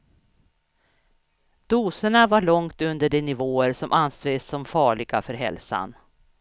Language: Swedish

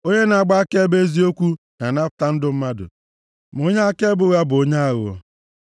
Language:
Igbo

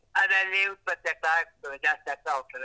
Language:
Kannada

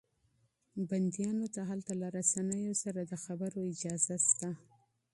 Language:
Pashto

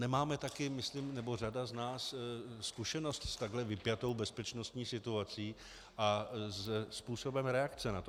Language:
Czech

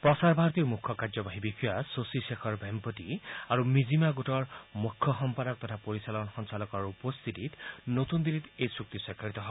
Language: Assamese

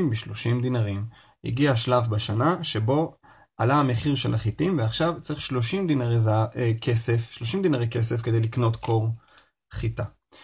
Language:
Hebrew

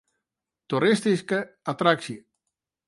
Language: Western Frisian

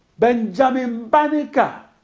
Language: English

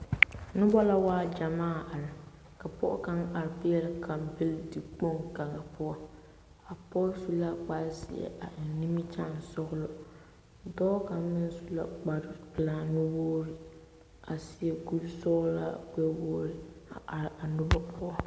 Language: Southern Dagaare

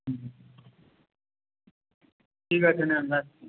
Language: Bangla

